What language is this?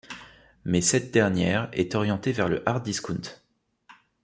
French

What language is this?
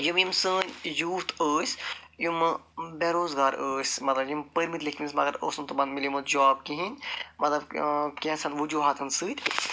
Kashmiri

